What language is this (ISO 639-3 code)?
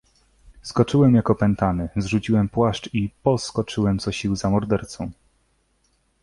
pol